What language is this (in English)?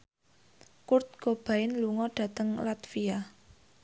Javanese